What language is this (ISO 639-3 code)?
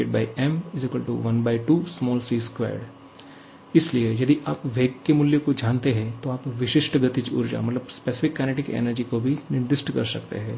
hin